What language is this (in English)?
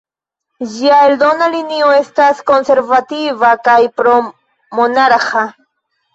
Esperanto